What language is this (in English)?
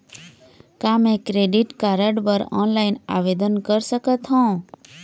Chhattisgarhi